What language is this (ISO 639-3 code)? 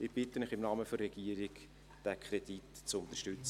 gsw